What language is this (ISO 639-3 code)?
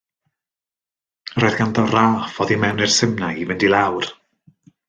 cym